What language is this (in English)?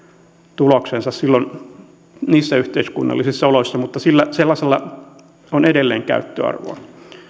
Finnish